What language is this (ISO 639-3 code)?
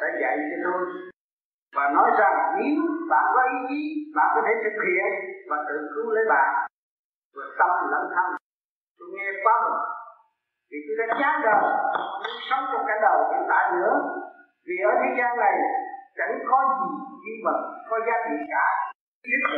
vie